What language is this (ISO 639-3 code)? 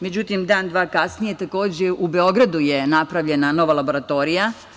srp